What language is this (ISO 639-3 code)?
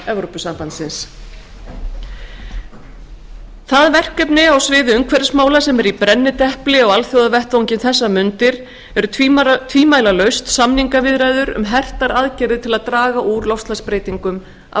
isl